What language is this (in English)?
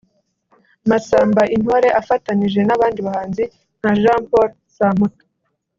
Kinyarwanda